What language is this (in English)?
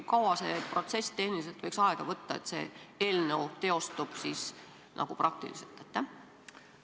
Estonian